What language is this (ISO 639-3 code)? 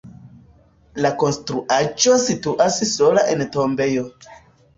epo